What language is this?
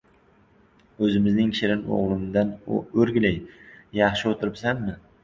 Uzbek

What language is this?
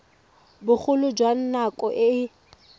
Tswana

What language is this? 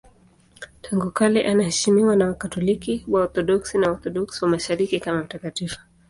Swahili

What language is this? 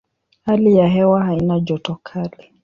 Swahili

